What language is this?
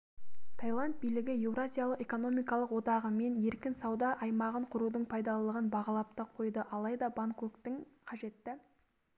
Kazakh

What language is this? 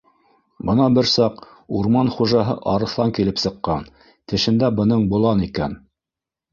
Bashkir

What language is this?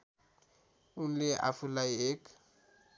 Nepali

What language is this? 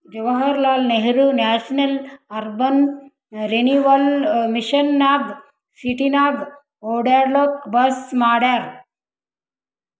Kannada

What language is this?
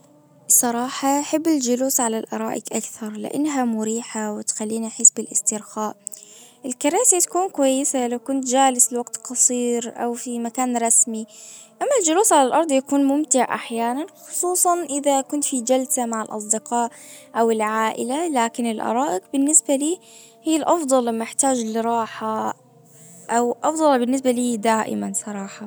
Najdi Arabic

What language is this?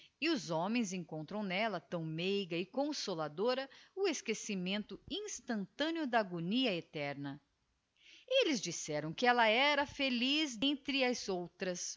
Portuguese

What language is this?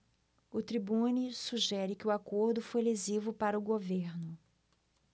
Portuguese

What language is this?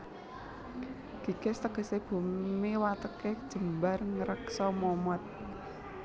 Javanese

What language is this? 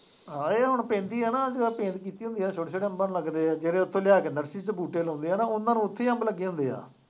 Punjabi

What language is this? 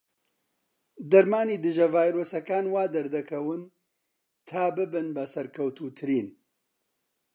Central Kurdish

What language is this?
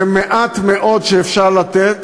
Hebrew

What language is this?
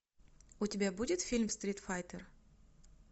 Russian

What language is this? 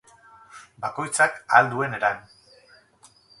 Basque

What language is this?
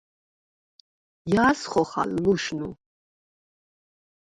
Svan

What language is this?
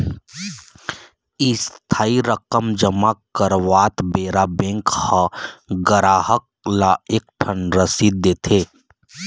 Chhattisgarhi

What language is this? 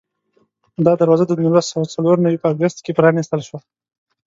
Pashto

